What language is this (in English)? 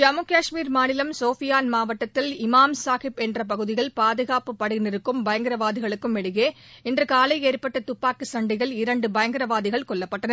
Tamil